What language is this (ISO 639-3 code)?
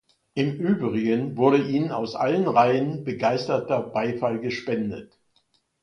deu